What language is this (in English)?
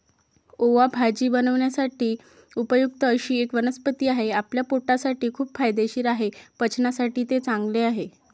Marathi